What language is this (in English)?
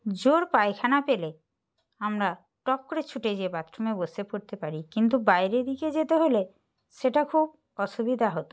Bangla